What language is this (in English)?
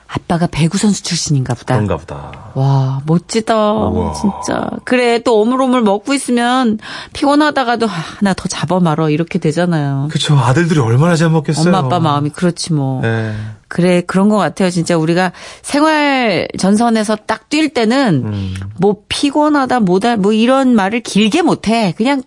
Korean